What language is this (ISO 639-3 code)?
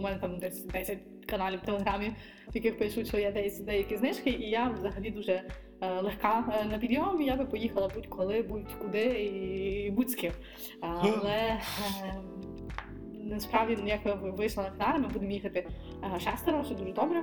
ukr